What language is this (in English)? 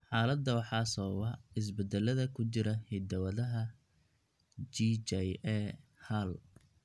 Somali